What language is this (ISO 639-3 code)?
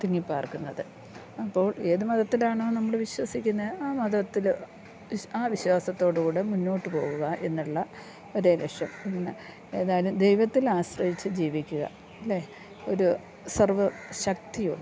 mal